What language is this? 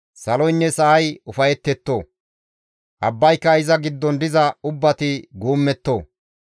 Gamo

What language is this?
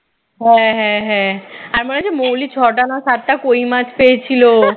Bangla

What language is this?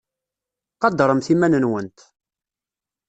Kabyle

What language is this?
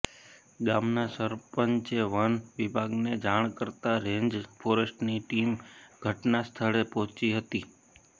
Gujarati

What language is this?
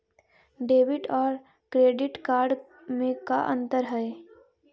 Magahi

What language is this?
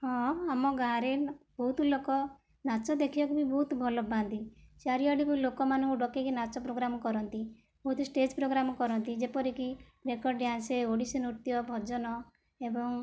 Odia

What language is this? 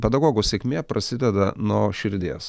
Lithuanian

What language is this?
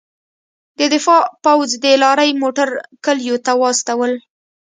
Pashto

